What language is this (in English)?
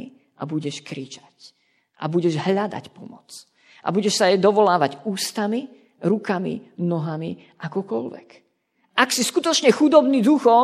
Slovak